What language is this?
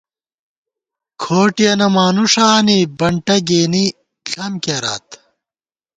Gawar-Bati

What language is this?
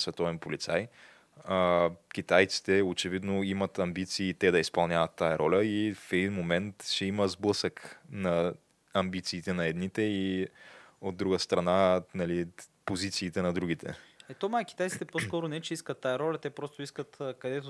Bulgarian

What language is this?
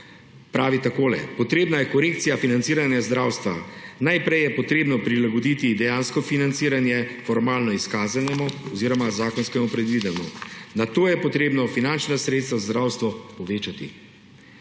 Slovenian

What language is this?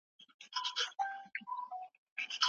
Pashto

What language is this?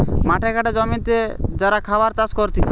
Bangla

